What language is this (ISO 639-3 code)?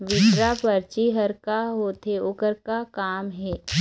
hne